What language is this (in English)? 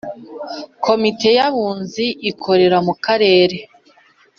Kinyarwanda